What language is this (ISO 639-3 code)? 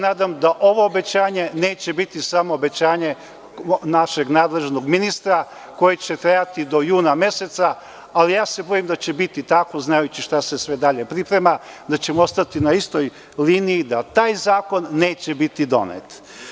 srp